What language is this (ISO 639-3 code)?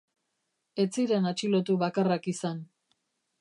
eus